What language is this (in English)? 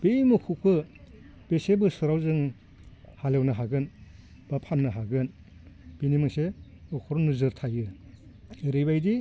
Bodo